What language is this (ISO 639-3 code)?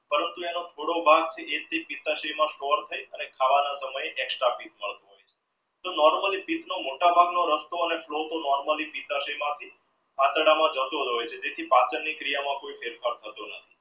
guj